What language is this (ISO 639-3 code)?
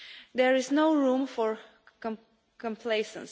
eng